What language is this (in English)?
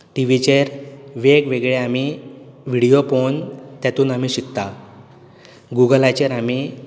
Konkani